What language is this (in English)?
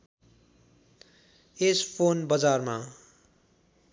Nepali